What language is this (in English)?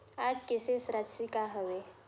Chhattisgarhi